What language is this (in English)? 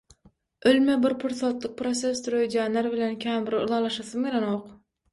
Turkmen